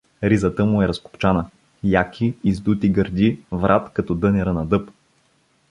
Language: Bulgarian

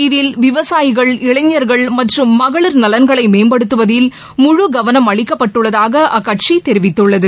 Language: Tamil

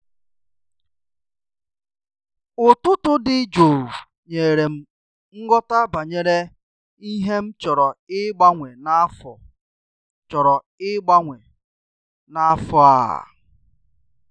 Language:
Igbo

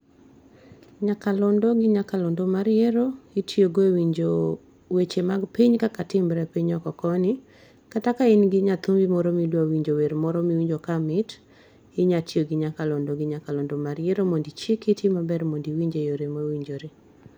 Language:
Luo (Kenya and Tanzania)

